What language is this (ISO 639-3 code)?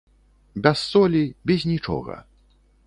bel